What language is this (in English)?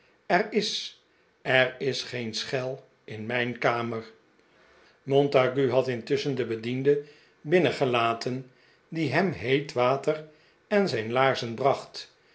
Dutch